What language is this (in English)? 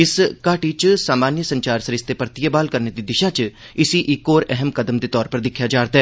Dogri